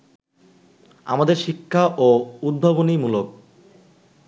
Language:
Bangla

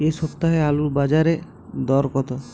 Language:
Bangla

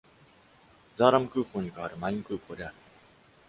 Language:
Japanese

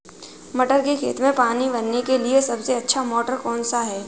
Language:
Hindi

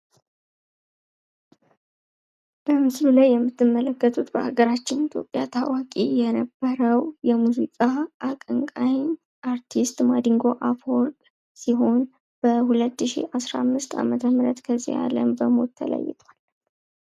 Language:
Amharic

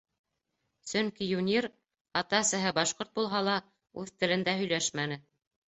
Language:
Bashkir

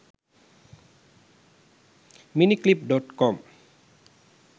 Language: Sinhala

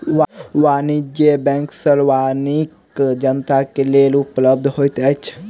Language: Maithili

